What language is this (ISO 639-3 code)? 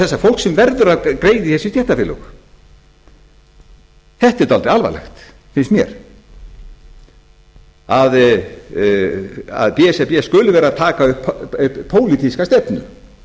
isl